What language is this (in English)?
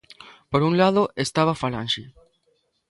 Galician